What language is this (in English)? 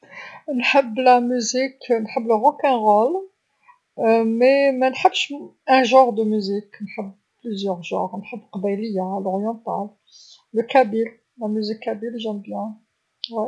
Algerian Arabic